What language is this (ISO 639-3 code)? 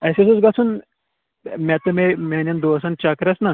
kas